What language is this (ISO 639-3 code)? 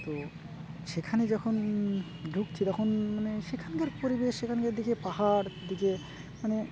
ben